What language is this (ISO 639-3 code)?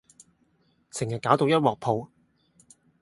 yue